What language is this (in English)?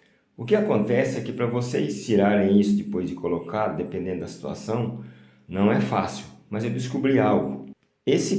Portuguese